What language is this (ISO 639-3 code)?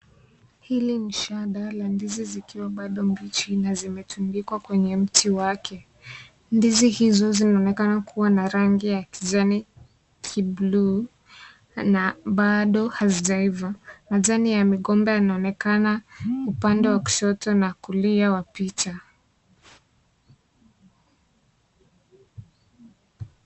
swa